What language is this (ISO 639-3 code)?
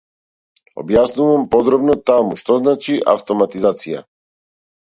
mkd